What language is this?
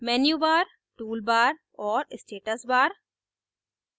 Hindi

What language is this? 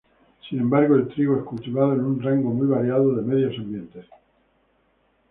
Spanish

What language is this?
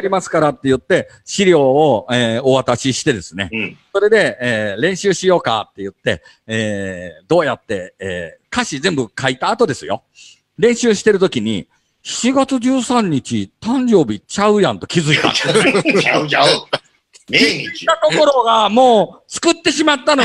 Japanese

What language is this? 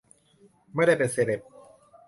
Thai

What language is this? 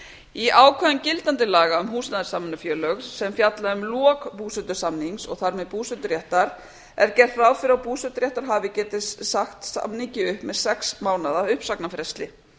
Icelandic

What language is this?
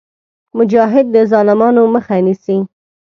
Pashto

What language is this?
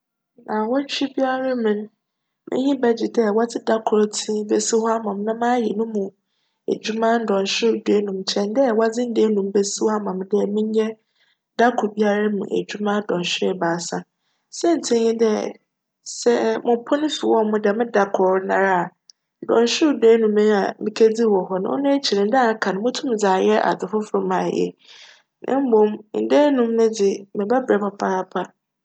Akan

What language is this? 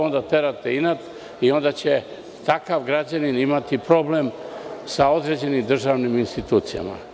Serbian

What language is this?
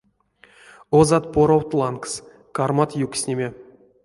Erzya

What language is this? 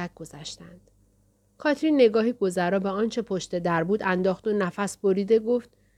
Persian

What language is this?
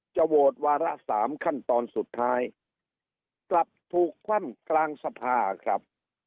Thai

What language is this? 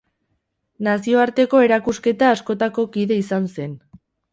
Basque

